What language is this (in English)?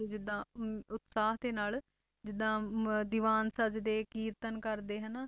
Punjabi